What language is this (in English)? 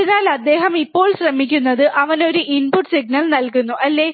Malayalam